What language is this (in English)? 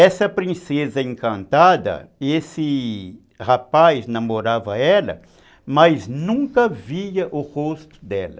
Portuguese